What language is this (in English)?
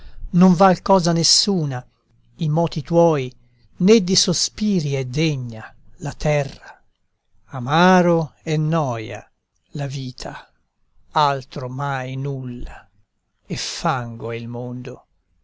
Italian